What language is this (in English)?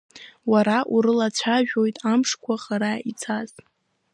Abkhazian